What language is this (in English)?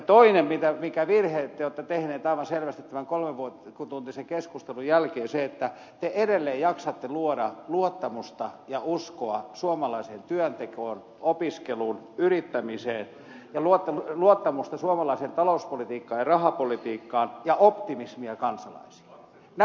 Finnish